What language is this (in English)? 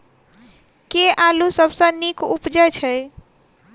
Maithili